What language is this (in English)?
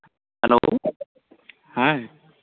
Santali